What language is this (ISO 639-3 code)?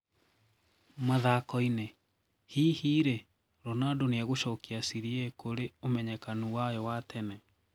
kik